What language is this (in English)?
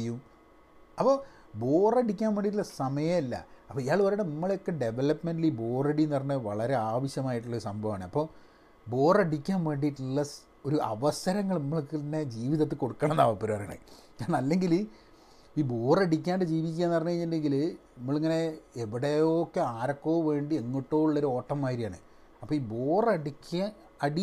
Malayalam